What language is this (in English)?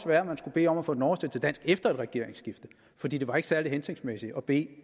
Danish